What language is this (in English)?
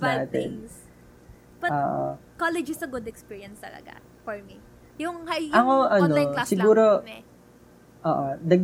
Filipino